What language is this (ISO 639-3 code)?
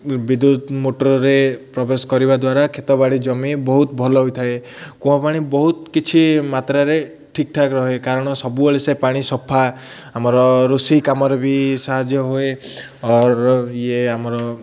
ori